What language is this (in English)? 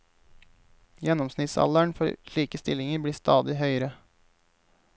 Norwegian